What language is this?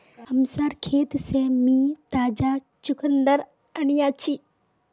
Magahi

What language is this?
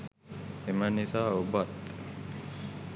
Sinhala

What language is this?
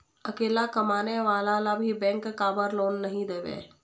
Chhattisgarhi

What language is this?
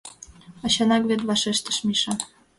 Mari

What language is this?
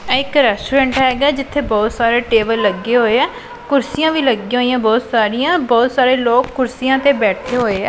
Punjabi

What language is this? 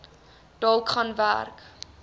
Afrikaans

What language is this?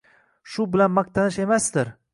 Uzbek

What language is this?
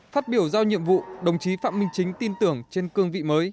Vietnamese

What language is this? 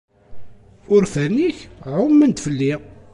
Kabyle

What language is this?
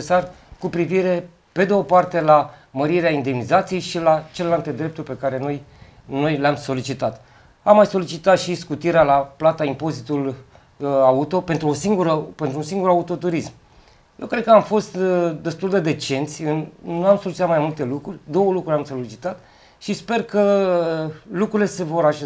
Romanian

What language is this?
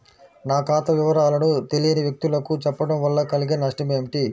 Telugu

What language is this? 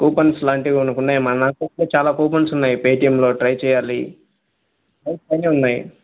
Telugu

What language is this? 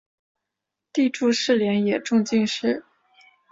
Chinese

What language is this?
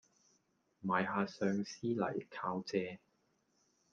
Cantonese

